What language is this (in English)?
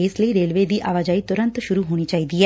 Punjabi